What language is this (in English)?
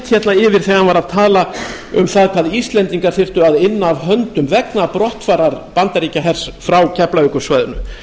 Icelandic